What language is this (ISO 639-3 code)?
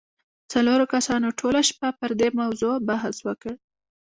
pus